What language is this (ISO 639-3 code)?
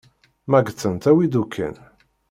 kab